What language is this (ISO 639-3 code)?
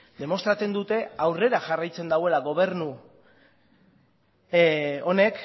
eus